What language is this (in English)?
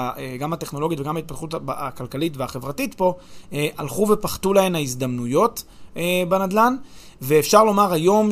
Hebrew